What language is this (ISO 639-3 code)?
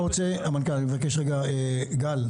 heb